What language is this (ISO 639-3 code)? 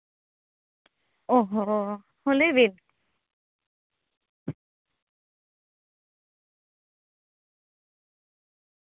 sat